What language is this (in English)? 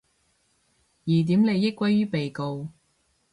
Cantonese